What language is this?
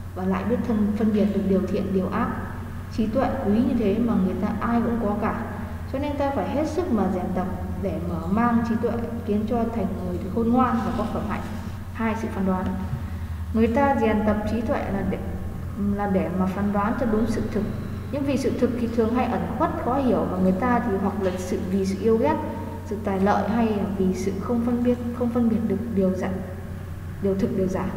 Vietnamese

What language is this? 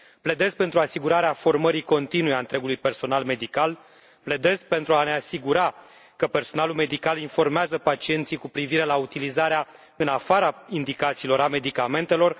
Romanian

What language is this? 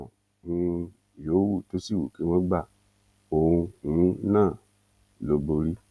Yoruba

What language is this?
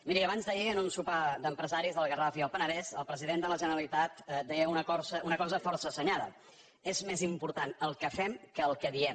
Catalan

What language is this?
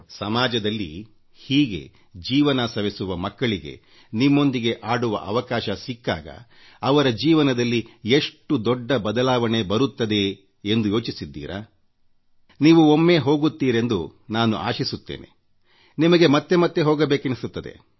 Kannada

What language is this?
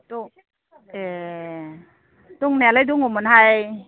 Bodo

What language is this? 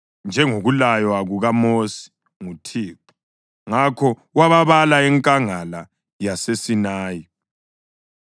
North Ndebele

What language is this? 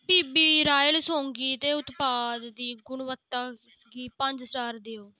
Dogri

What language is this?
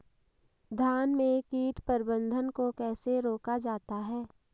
Hindi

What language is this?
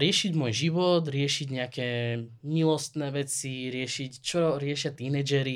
Slovak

